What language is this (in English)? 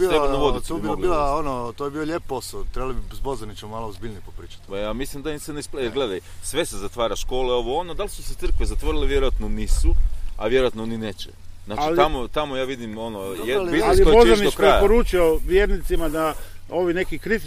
Croatian